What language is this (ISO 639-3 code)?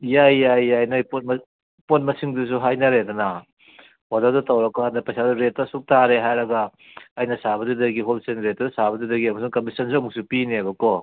mni